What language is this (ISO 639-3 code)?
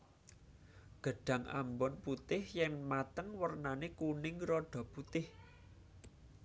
jav